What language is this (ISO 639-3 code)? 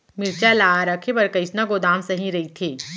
hne